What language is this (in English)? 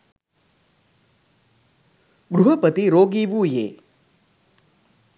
Sinhala